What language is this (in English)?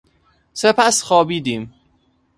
Persian